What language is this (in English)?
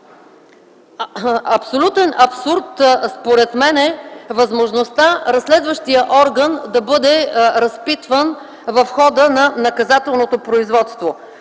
Bulgarian